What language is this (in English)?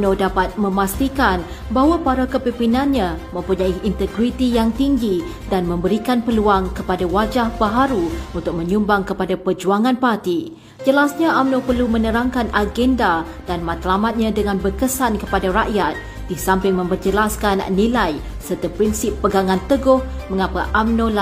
Malay